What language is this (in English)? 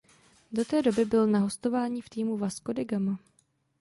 Czech